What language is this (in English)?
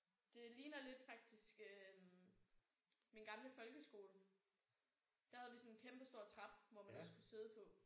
Danish